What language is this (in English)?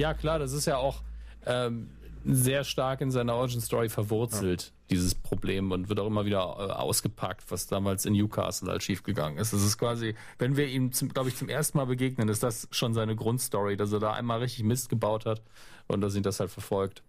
German